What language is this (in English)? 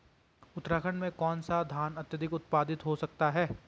Hindi